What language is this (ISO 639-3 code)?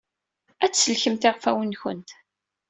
kab